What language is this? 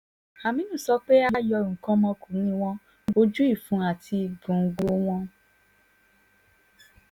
Yoruba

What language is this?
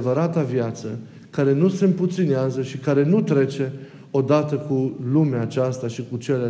Romanian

